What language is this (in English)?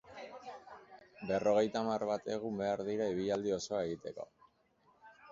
Basque